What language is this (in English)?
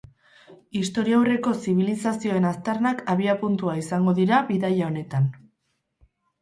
Basque